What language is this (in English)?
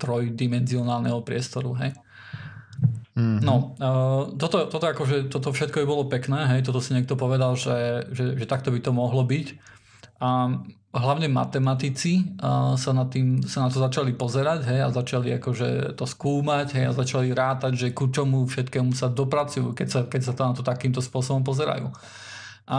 Slovak